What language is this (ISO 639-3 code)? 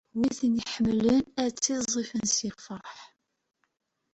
kab